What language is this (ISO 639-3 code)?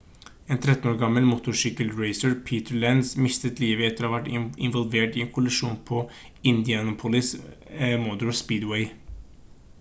nob